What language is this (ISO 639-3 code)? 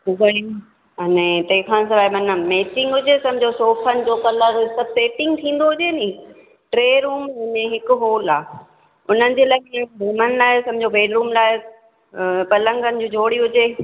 snd